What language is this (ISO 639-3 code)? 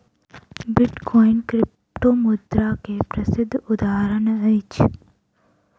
mai